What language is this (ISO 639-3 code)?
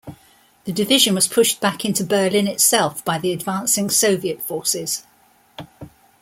eng